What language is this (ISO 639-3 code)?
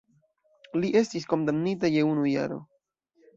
epo